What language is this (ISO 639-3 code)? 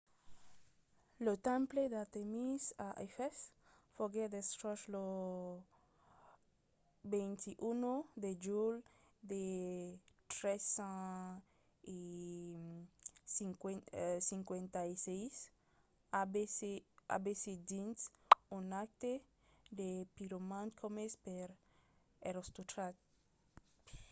oci